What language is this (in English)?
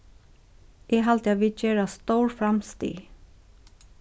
Faroese